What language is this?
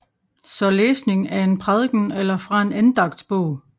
Danish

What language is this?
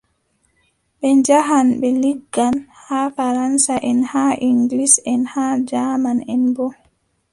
Adamawa Fulfulde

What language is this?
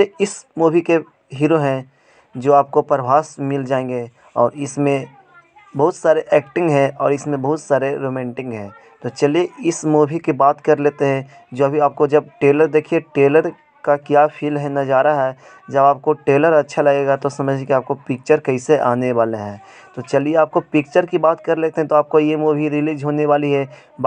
Hindi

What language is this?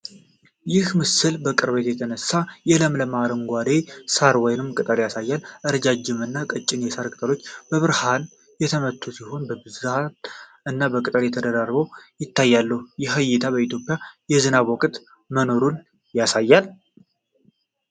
Amharic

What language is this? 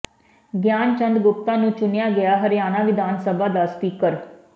Punjabi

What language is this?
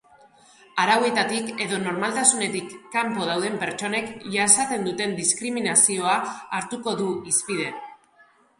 Basque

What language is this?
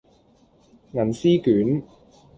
Cantonese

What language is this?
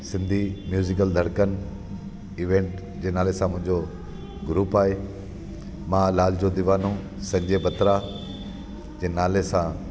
Sindhi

